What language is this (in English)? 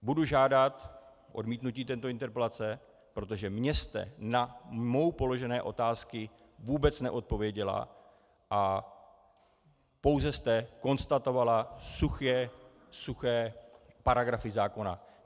Czech